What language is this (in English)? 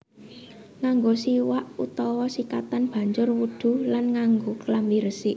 Javanese